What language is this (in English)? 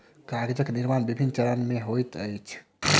Maithili